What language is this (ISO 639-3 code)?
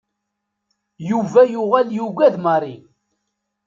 kab